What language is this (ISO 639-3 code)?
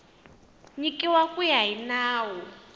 tso